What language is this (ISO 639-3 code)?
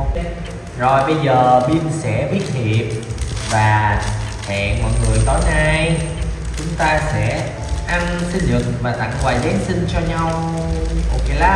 vie